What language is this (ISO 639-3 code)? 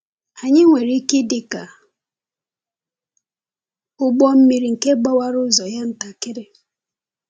ibo